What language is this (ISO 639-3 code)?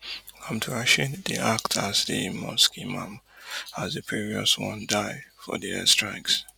pcm